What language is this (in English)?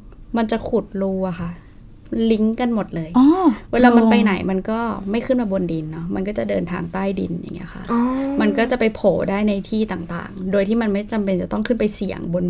Thai